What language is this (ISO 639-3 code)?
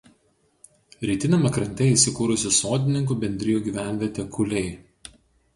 lit